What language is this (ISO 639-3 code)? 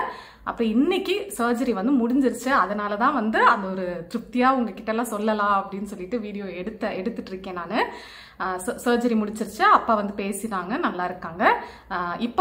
tam